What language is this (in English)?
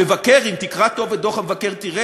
Hebrew